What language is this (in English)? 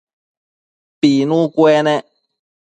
Matsés